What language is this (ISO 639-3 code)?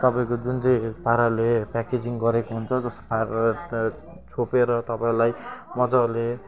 nep